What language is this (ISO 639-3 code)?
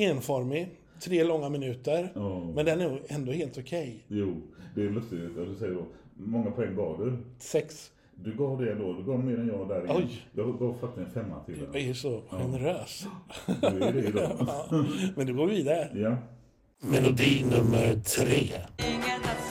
swe